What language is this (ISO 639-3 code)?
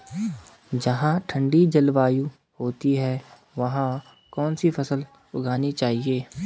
hin